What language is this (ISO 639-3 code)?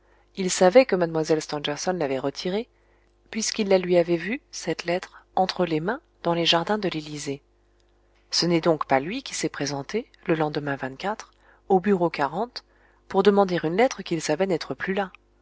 fra